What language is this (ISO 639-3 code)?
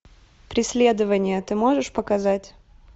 rus